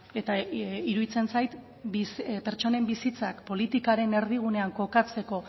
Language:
Basque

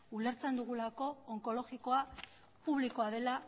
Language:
Basque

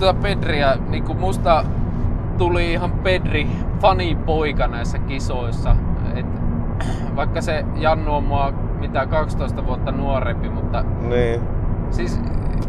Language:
Finnish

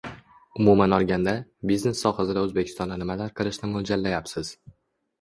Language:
Uzbek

